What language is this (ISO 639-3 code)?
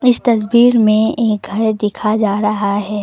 hin